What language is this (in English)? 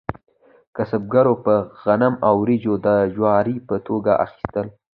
Pashto